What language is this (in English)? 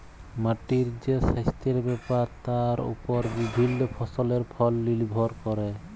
Bangla